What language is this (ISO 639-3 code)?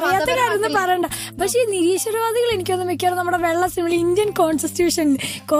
mal